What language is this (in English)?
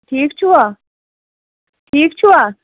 Kashmiri